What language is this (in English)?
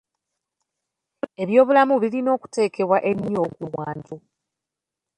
Ganda